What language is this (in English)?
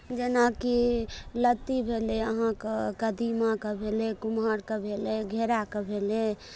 Maithili